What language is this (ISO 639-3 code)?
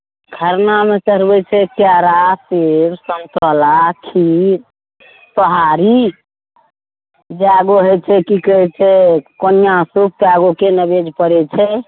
mai